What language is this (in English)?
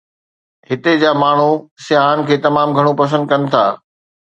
Sindhi